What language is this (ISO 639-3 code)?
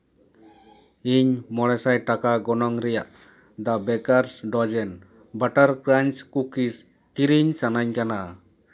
sat